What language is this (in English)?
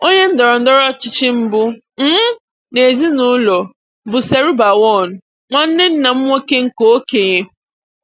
Igbo